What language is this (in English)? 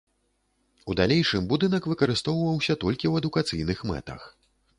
Belarusian